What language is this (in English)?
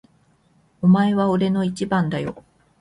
Japanese